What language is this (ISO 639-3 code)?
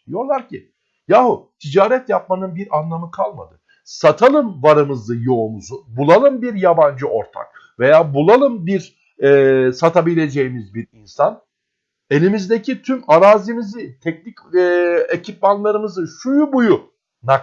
tur